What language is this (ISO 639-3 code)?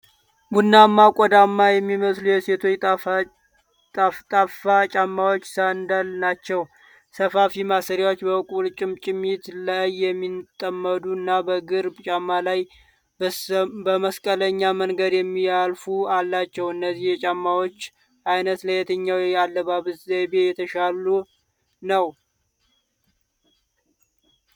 amh